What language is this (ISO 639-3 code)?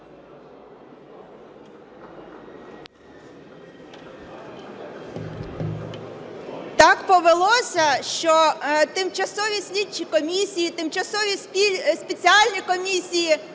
ukr